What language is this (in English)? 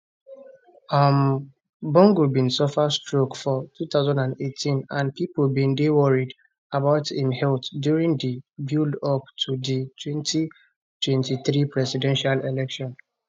Nigerian Pidgin